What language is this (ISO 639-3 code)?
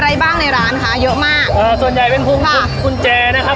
tha